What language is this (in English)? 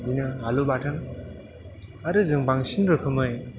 Bodo